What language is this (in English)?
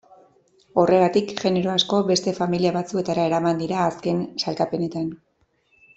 Basque